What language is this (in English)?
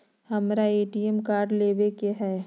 Magahi